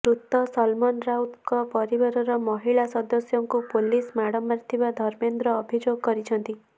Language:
Odia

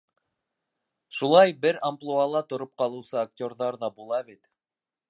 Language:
Bashkir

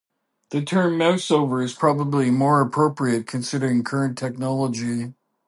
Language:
English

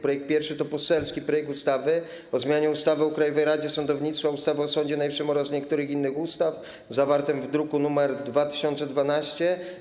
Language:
Polish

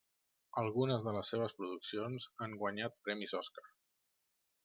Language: Catalan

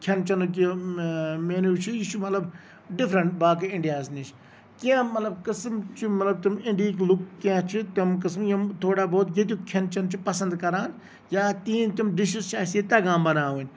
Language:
Kashmiri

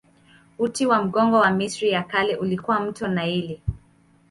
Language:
Swahili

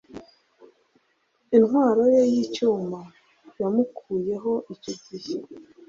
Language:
Kinyarwanda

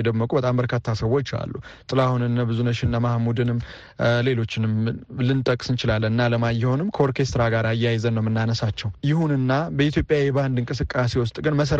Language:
Amharic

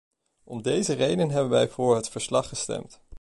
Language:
Dutch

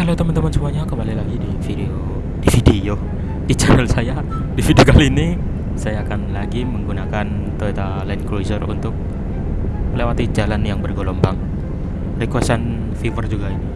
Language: Indonesian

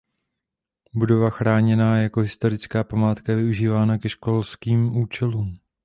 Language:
Czech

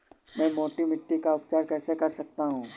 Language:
Hindi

